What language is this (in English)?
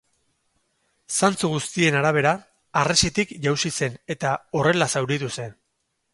Basque